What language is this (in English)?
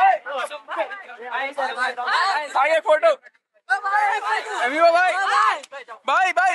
Arabic